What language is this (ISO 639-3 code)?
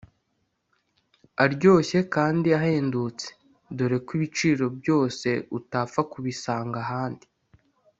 kin